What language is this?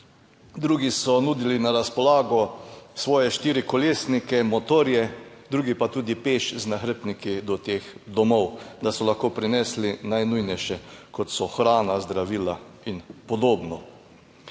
Slovenian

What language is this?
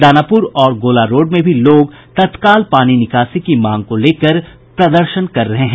Hindi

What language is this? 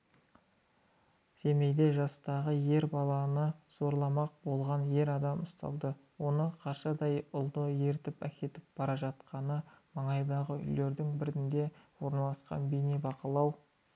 Kazakh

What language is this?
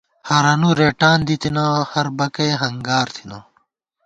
Gawar-Bati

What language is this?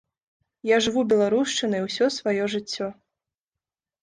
Belarusian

